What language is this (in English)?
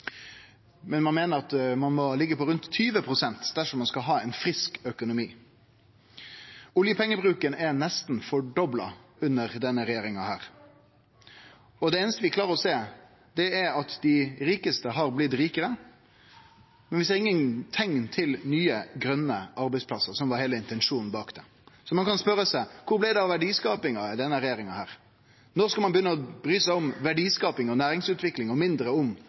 Norwegian Nynorsk